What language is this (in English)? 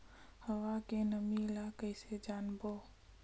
Chhattisgarhi